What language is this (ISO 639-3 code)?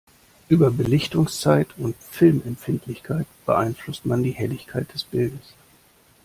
deu